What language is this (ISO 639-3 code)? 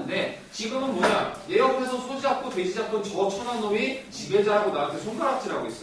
kor